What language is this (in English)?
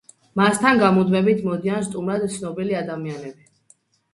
Georgian